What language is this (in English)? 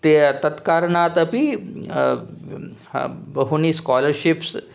Sanskrit